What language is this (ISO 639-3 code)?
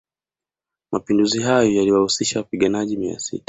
swa